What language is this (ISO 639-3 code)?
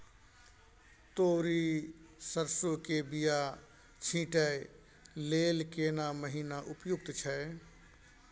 mai